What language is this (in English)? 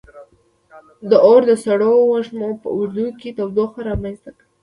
Pashto